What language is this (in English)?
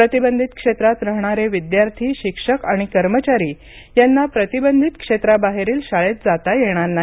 Marathi